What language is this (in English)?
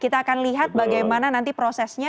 Indonesian